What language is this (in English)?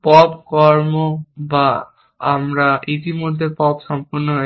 Bangla